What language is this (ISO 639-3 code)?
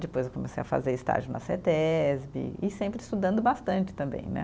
por